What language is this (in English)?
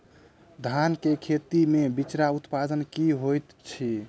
Maithili